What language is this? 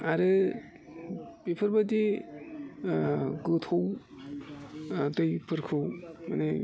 Bodo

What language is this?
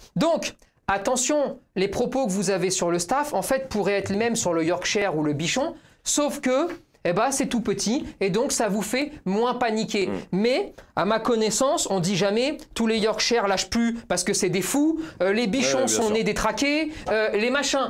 French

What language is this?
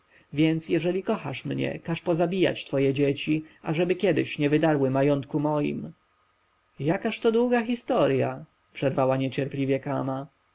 Polish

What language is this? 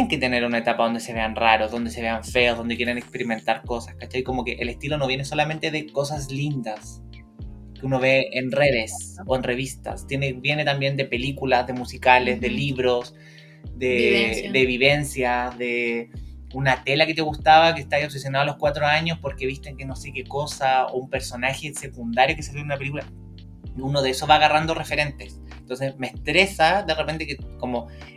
Spanish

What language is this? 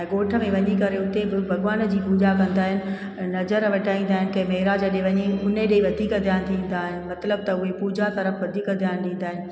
Sindhi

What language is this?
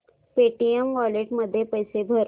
Marathi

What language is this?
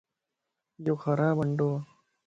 Lasi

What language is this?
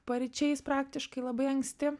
Lithuanian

